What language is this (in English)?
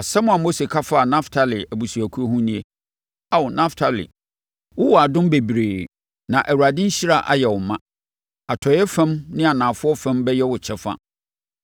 Akan